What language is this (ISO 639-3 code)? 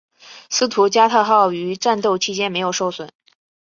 zho